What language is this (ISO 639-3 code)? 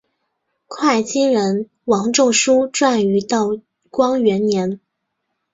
zho